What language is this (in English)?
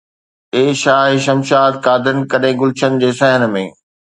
Sindhi